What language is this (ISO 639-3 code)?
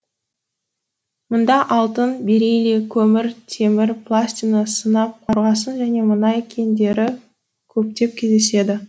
kaz